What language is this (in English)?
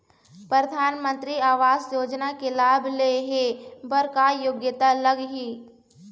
Chhattisgarhi